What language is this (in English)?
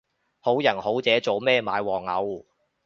Cantonese